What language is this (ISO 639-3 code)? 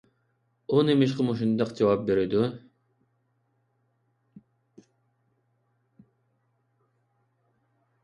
uig